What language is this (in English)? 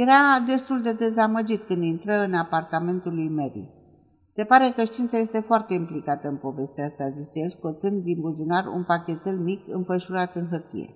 Romanian